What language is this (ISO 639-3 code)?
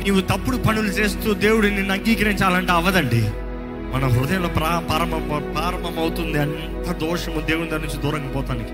tel